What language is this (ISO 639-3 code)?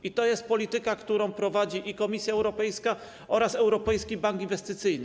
pol